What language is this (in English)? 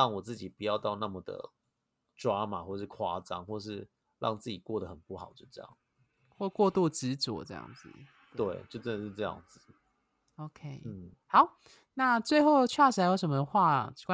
Chinese